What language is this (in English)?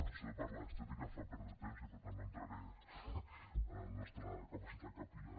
Catalan